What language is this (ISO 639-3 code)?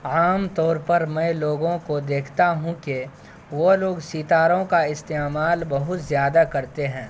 urd